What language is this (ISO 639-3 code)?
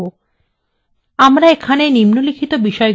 ben